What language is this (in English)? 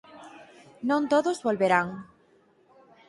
Galician